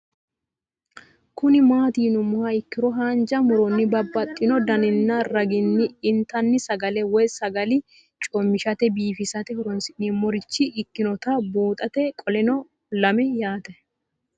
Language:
Sidamo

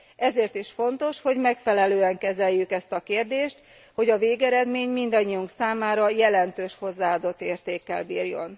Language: Hungarian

